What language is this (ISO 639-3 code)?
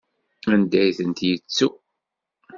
kab